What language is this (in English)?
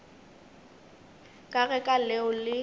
Northern Sotho